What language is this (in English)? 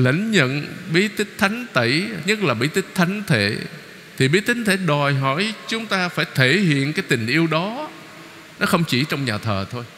Vietnamese